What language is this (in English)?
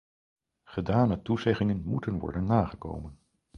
Dutch